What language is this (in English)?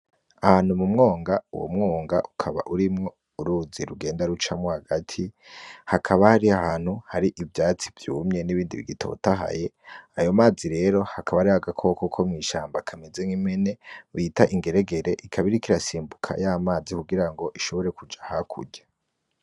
Rundi